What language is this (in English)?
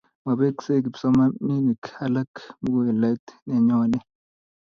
Kalenjin